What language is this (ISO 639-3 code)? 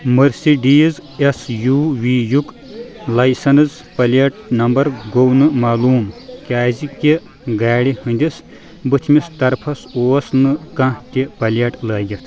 kas